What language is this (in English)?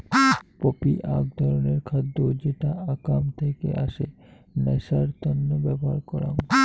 Bangla